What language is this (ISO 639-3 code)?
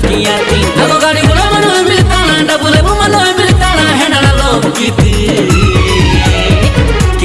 kan